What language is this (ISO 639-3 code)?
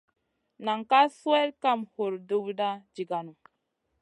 mcn